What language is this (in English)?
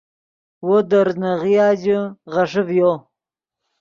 Yidgha